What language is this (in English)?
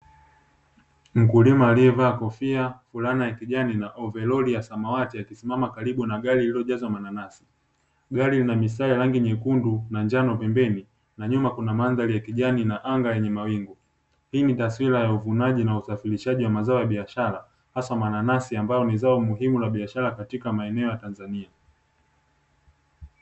Swahili